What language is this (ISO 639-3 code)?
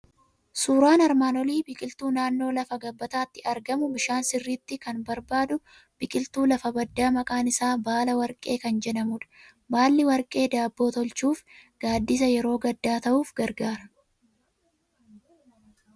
orm